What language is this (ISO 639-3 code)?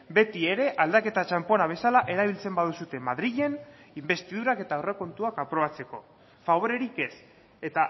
eus